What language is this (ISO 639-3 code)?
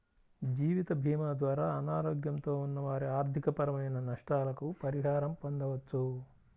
tel